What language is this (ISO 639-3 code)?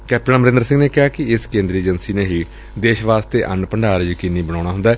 pan